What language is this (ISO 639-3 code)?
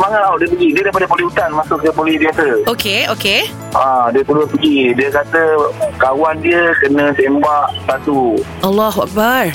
msa